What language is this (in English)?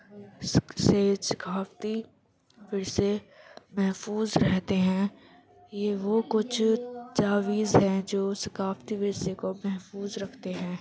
Urdu